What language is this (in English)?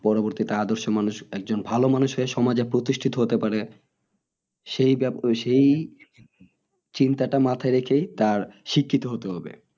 Bangla